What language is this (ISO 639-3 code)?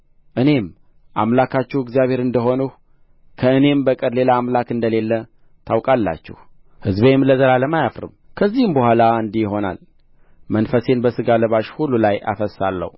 amh